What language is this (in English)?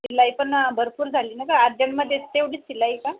Marathi